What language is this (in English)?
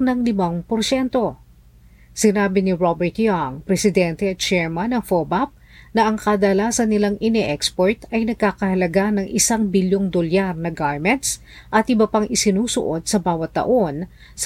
Filipino